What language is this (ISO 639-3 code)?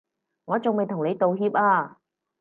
yue